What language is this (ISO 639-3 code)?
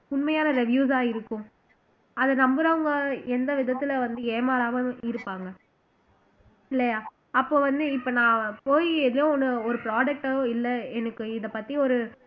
tam